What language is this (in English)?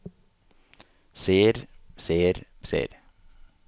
Norwegian